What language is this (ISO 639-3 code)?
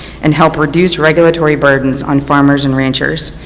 eng